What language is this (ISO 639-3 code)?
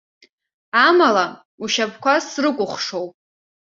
abk